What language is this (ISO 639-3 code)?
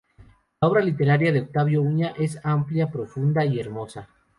spa